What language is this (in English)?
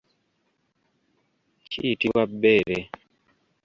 Ganda